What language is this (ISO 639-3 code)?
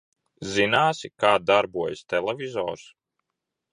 lav